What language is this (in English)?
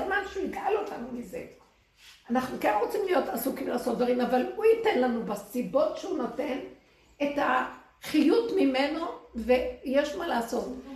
Hebrew